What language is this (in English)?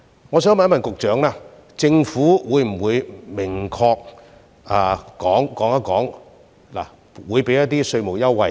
Cantonese